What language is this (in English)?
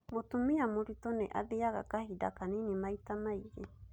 Kikuyu